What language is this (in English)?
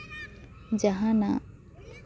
Santali